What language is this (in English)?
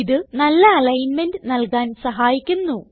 Malayalam